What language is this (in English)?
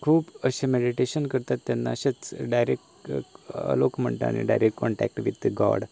Konkani